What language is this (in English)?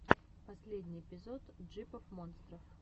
Russian